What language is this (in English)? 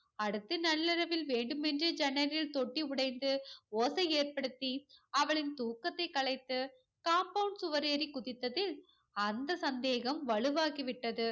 Tamil